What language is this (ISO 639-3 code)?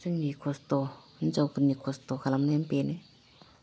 brx